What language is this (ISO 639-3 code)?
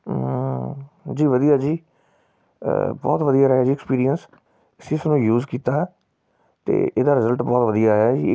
pan